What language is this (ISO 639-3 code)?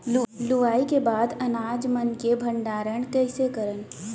hne